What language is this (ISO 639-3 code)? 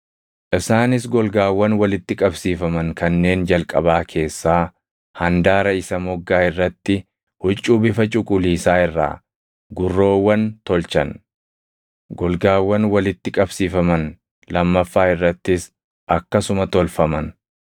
orm